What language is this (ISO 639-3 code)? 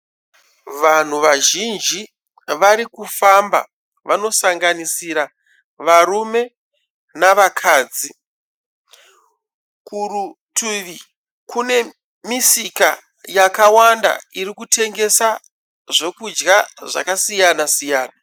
sna